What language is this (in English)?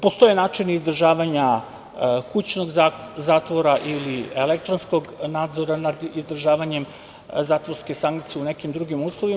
Serbian